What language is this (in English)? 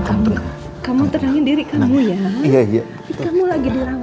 Indonesian